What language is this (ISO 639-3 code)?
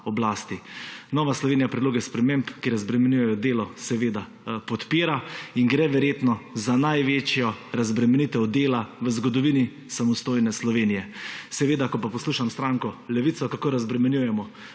slv